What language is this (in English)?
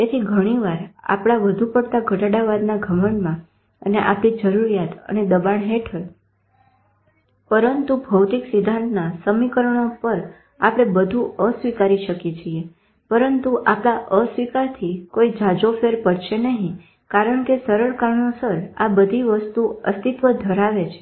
Gujarati